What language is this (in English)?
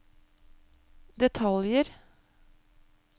Norwegian